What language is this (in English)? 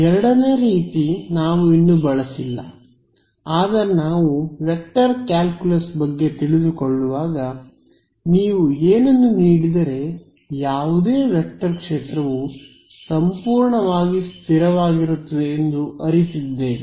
Kannada